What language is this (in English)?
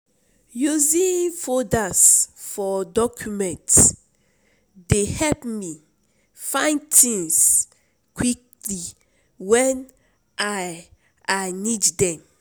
Nigerian Pidgin